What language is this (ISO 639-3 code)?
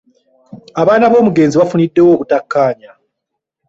lug